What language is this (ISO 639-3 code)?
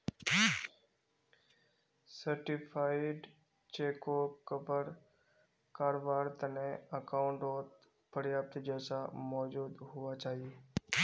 mag